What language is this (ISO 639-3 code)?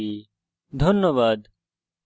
ben